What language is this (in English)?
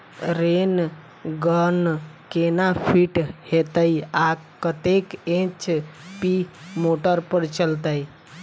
Maithili